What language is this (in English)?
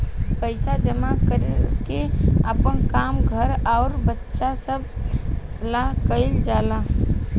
Bhojpuri